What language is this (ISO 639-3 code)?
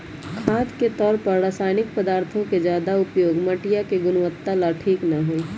mag